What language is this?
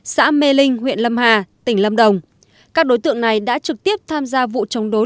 Vietnamese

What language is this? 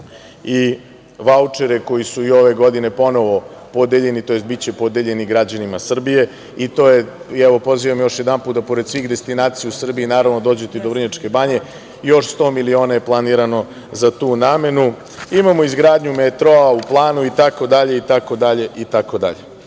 Serbian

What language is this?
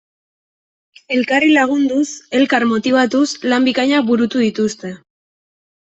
Basque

